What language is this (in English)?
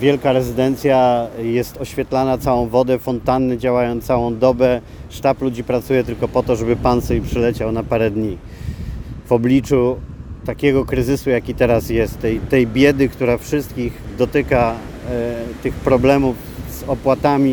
Polish